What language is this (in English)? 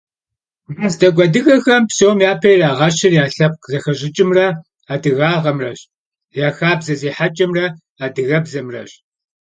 Kabardian